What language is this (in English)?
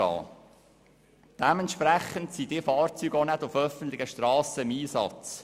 Swiss German